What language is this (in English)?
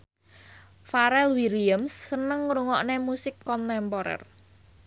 Javanese